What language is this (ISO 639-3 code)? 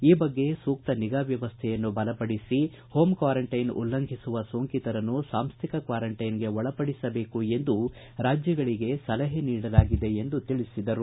kan